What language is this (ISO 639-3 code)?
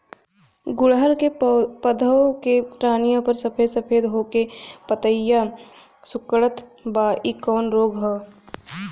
bho